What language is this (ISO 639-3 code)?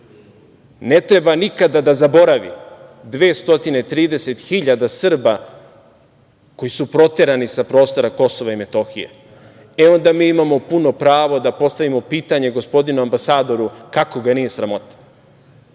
srp